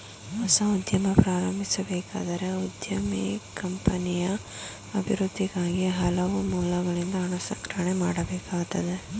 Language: Kannada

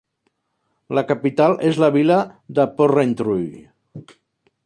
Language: Catalan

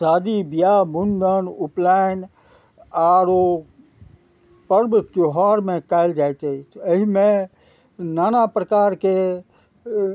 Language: Maithili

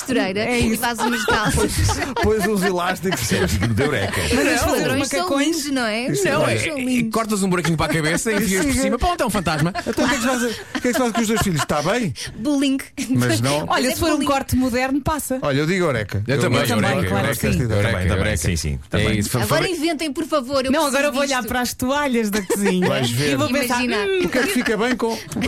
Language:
Portuguese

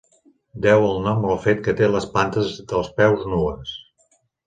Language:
Catalan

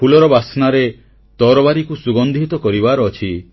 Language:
Odia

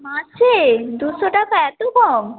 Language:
Bangla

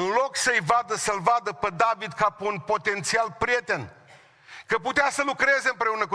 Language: Romanian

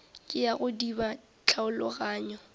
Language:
Northern Sotho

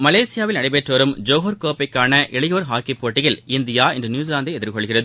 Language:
Tamil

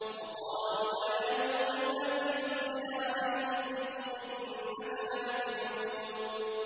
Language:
Arabic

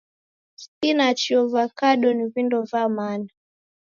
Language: Taita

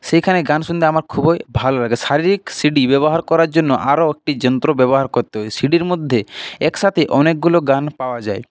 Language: Bangla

